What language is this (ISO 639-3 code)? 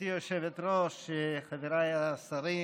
heb